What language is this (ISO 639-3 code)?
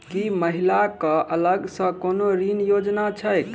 mai